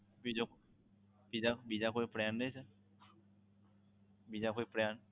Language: Gujarati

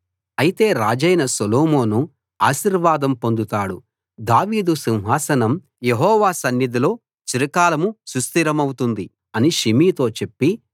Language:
Telugu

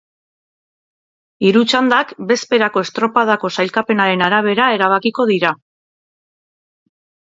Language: Basque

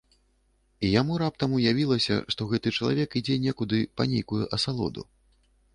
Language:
Belarusian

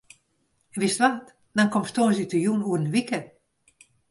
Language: Western Frisian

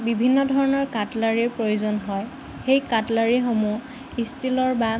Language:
Assamese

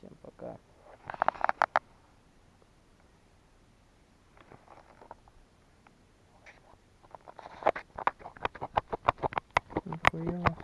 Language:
Russian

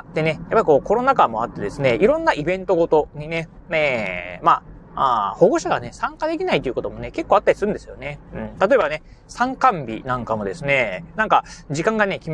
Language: Japanese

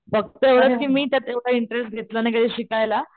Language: Marathi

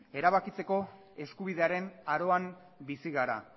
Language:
Basque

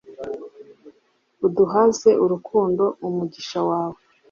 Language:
Kinyarwanda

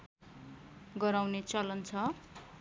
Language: Nepali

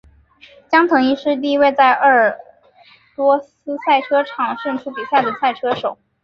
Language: Chinese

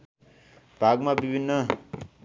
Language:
Nepali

